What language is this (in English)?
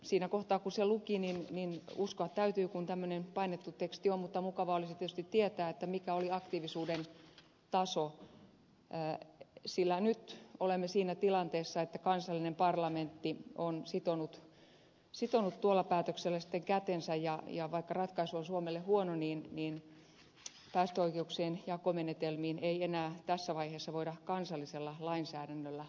Finnish